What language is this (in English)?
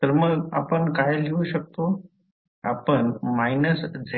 Marathi